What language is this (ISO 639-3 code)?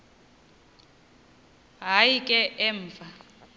xho